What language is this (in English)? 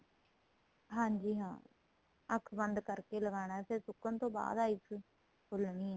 Punjabi